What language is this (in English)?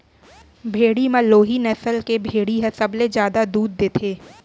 Chhattisgarhi